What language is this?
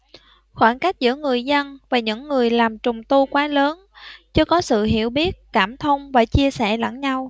Vietnamese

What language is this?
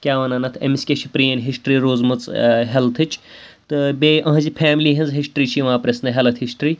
Kashmiri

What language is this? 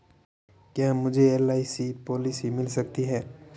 Hindi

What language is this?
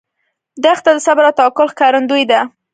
Pashto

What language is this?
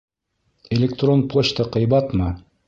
Bashkir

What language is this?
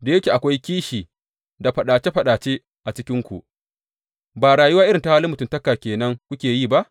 Hausa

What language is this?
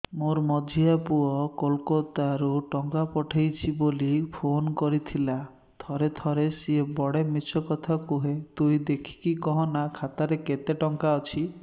Odia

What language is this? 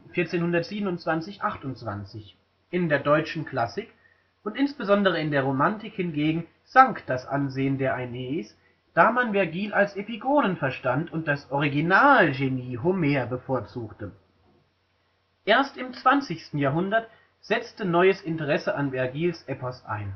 German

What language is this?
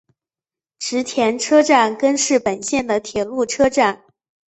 Chinese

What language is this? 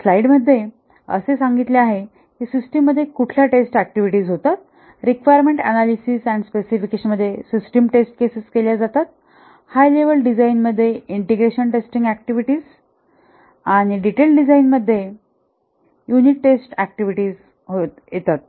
Marathi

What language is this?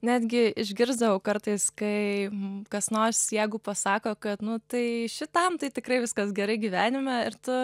Lithuanian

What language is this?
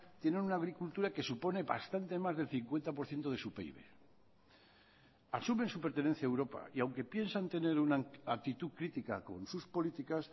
Spanish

